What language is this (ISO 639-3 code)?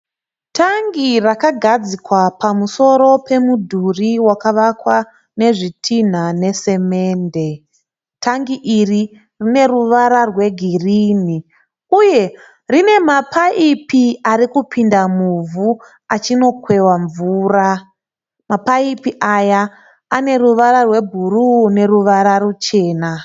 sna